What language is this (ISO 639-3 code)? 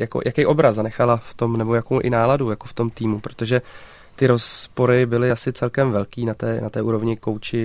ces